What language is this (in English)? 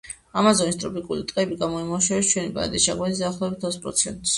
Georgian